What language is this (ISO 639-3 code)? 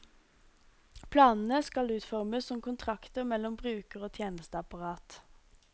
nor